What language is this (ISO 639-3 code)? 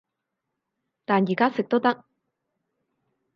yue